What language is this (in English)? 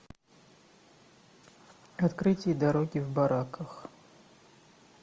Russian